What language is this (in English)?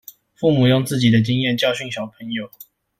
Chinese